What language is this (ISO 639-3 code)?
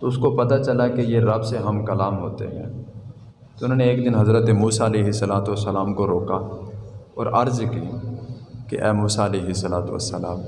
urd